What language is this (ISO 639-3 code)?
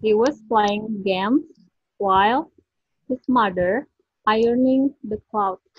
ind